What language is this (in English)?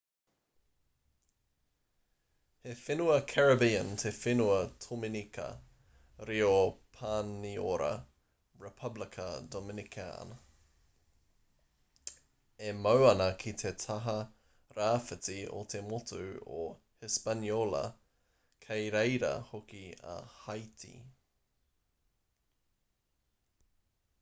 Māori